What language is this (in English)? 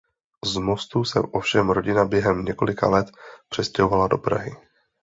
Czech